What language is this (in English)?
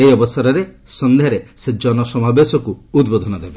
Odia